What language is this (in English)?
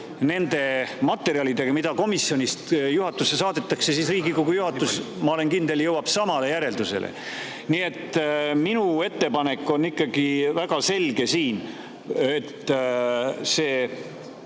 Estonian